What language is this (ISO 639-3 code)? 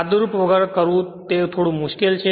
guj